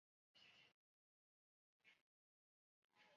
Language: Chinese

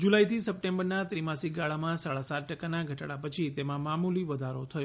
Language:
Gujarati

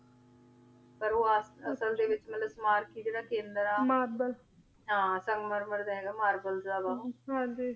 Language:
Punjabi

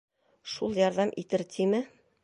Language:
Bashkir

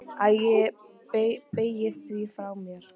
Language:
Icelandic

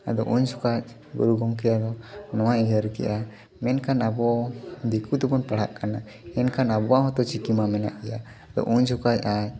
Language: Santali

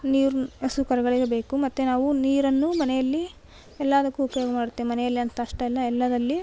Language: Kannada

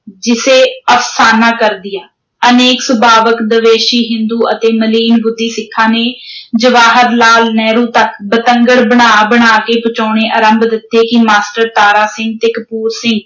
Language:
Punjabi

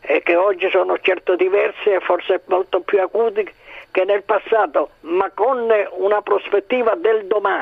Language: Italian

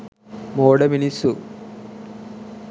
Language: Sinhala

